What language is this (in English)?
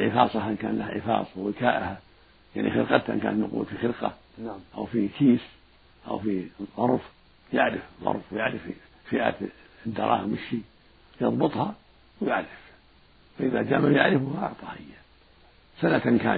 Arabic